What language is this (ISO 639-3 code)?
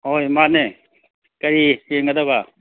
mni